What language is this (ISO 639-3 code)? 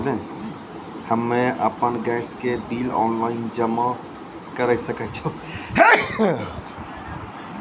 mai